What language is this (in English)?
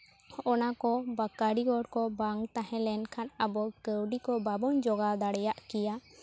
Santali